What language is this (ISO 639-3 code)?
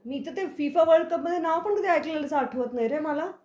mar